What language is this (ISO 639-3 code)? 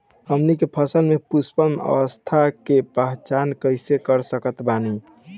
bho